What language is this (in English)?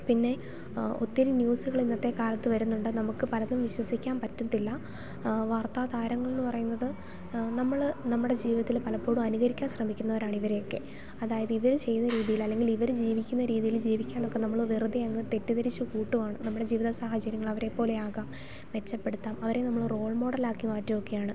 Malayalam